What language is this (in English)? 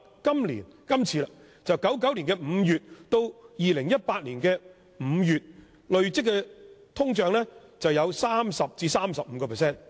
Cantonese